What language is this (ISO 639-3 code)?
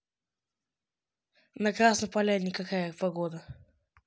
rus